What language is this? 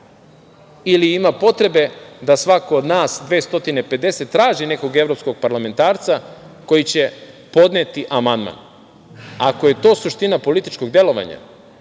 Serbian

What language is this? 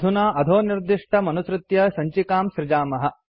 Sanskrit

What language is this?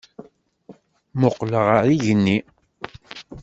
Kabyle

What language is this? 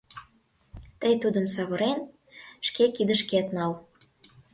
Mari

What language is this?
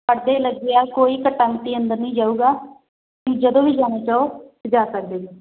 Punjabi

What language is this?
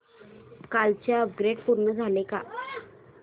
Marathi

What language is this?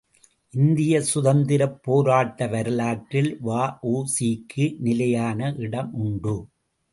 Tamil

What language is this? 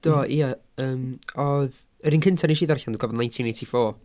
Welsh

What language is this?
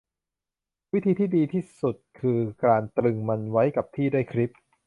Thai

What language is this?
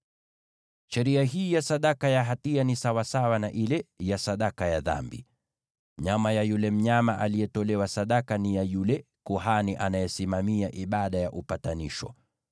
Swahili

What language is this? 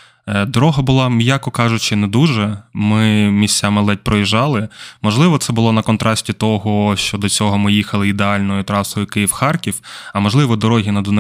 Ukrainian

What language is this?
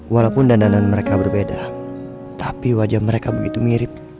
Indonesian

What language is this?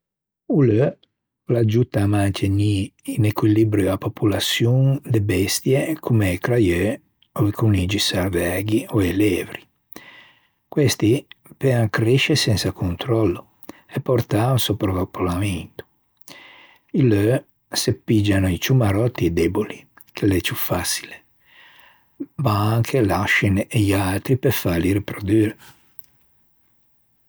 Ligurian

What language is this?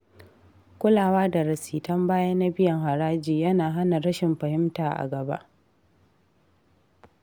Hausa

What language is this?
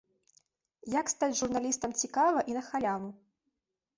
Belarusian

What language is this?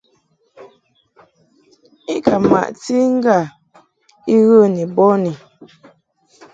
Mungaka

